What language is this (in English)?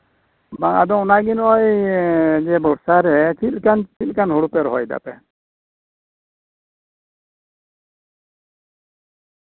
Santali